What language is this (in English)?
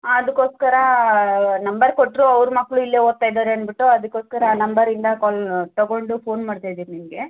Kannada